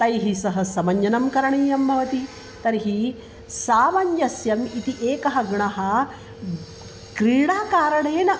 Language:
Sanskrit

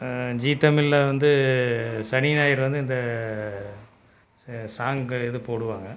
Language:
Tamil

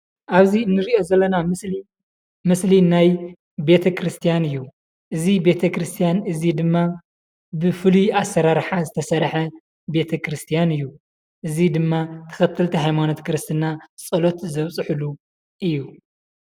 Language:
Tigrinya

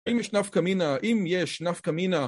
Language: Hebrew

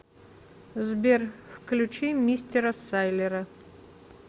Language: Russian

